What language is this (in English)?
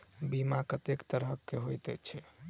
Maithili